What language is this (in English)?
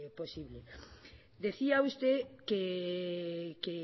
Spanish